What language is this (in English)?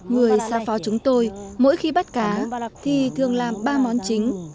Vietnamese